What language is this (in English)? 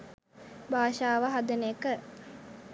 Sinhala